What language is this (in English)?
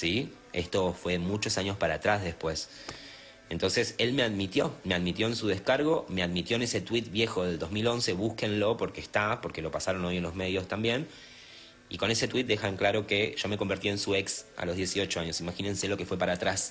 Spanish